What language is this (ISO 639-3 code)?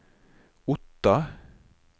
nor